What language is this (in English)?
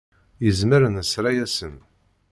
Kabyle